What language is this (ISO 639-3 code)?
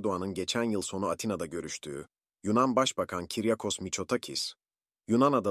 tur